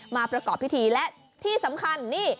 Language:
Thai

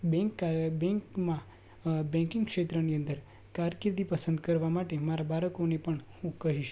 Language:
Gujarati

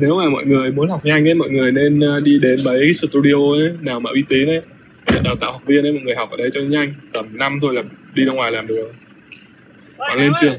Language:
Vietnamese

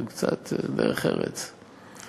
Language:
Hebrew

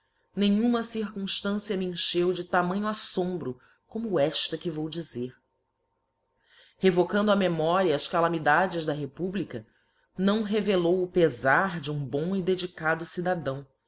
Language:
Portuguese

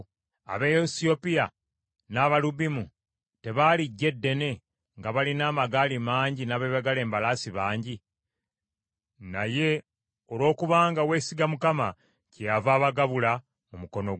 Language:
Ganda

